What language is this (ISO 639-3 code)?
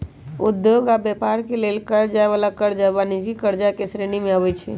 mag